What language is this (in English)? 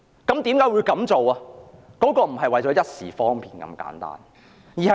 Cantonese